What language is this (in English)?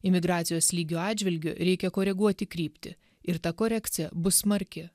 Lithuanian